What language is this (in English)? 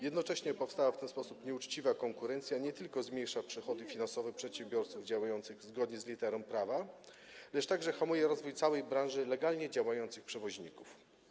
Polish